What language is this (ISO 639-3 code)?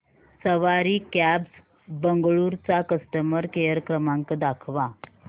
mar